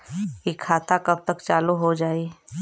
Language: Bhojpuri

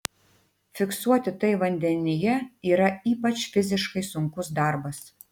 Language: Lithuanian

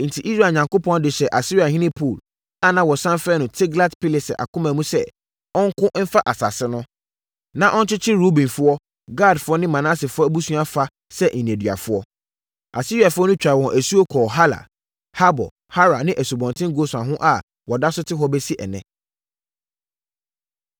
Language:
Akan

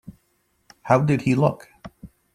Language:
English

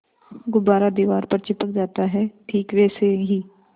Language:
Hindi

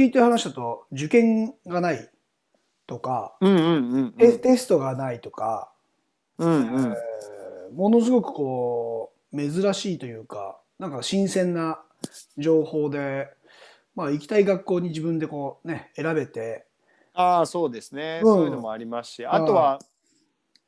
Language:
Japanese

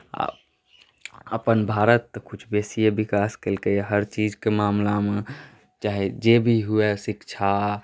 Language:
Maithili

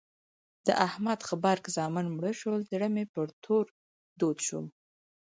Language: Pashto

